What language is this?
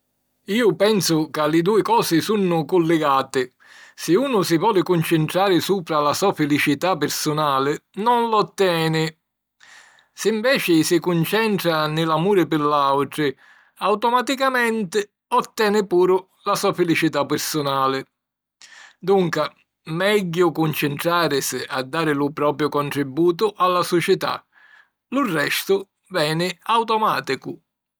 Sicilian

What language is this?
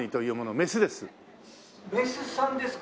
Japanese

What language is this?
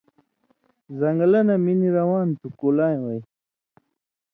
Indus Kohistani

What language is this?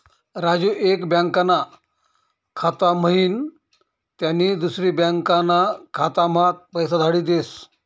Marathi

